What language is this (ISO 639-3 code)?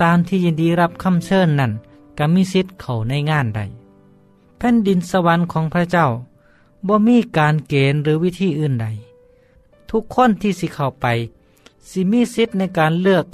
tha